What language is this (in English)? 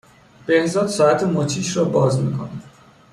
Persian